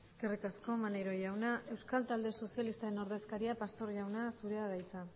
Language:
Basque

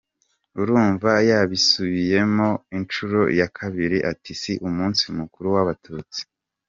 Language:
Kinyarwanda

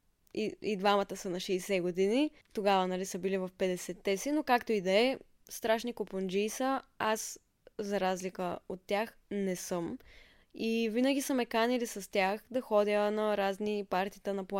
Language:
Bulgarian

